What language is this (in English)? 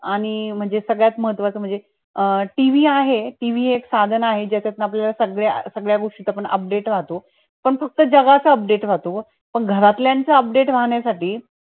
Marathi